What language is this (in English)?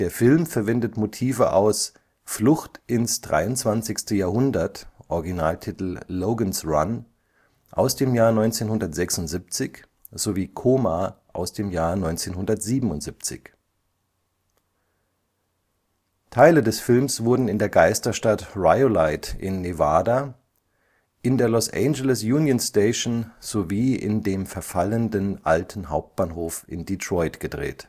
German